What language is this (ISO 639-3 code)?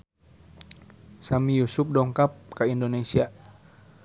sun